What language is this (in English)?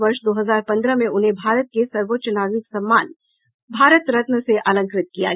Hindi